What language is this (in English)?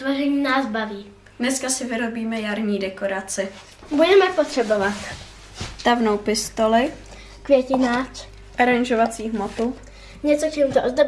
Czech